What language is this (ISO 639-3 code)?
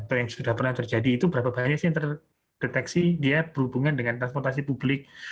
ind